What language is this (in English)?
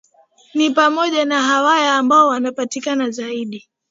Swahili